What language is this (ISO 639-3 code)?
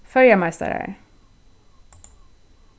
fao